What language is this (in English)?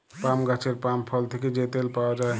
Bangla